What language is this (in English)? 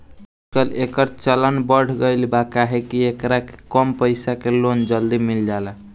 Bhojpuri